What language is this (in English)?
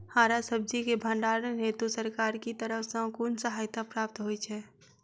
Maithili